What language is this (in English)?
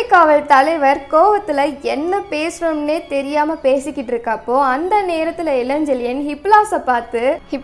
Tamil